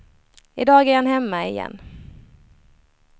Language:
Swedish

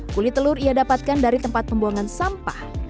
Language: Indonesian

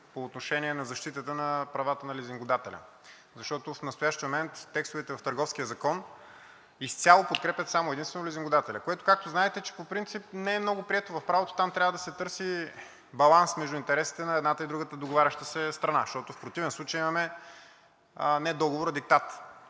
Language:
Bulgarian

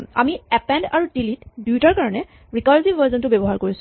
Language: Assamese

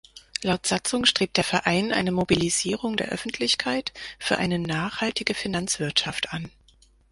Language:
German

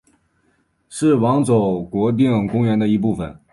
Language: Chinese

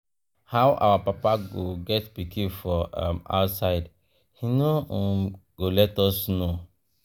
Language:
Nigerian Pidgin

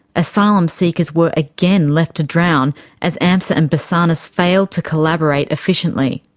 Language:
English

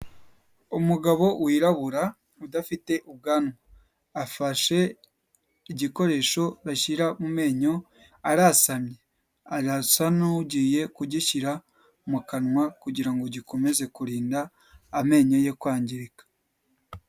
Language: Kinyarwanda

